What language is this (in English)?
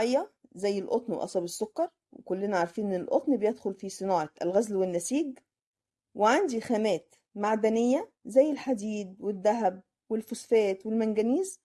Arabic